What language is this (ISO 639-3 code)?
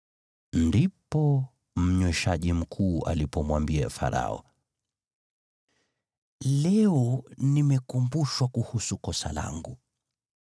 swa